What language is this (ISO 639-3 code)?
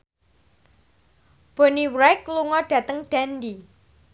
jav